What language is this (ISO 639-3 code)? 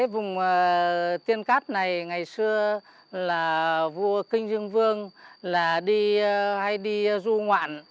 vie